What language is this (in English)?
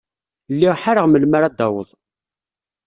Kabyle